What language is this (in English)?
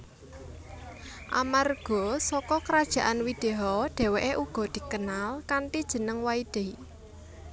Javanese